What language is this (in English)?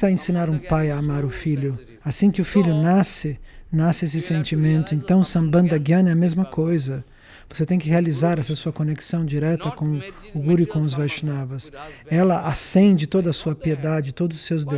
Portuguese